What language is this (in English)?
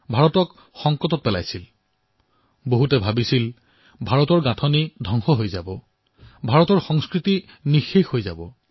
Assamese